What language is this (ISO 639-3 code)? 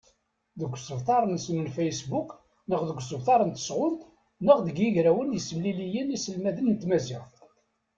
kab